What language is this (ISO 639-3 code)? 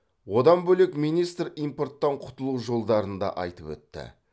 kaz